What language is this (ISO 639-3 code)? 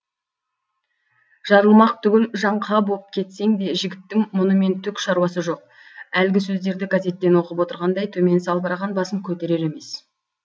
kaz